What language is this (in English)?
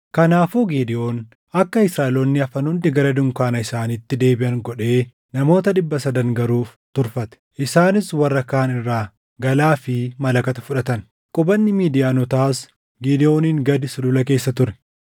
Oromo